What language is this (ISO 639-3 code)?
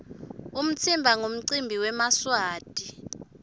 ssw